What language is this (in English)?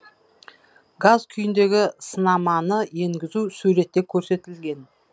Kazakh